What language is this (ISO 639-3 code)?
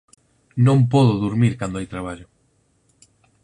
glg